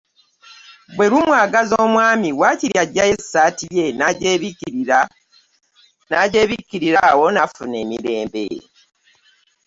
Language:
Ganda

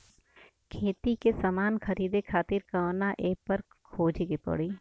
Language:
Bhojpuri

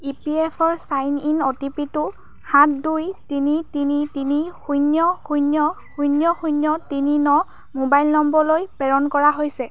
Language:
Assamese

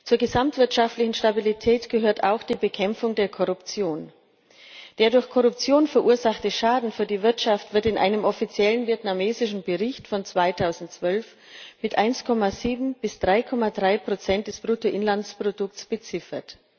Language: German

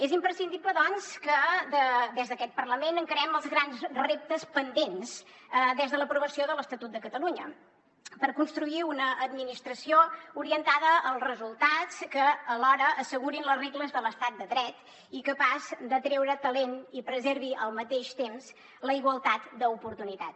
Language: Catalan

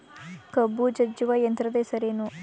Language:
Kannada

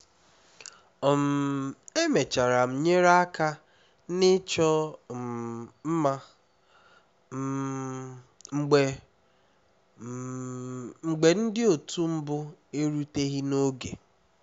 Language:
Igbo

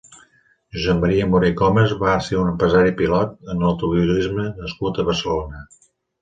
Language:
Catalan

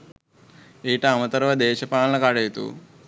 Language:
Sinhala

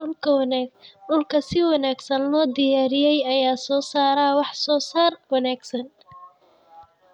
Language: Somali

